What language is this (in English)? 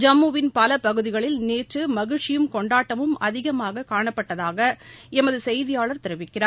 Tamil